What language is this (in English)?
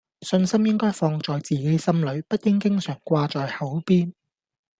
Cantonese